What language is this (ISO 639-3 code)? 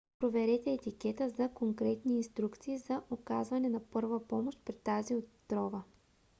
bul